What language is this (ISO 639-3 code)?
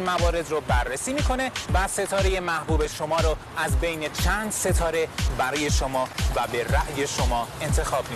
fas